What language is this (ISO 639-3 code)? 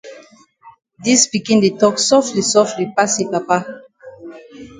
wes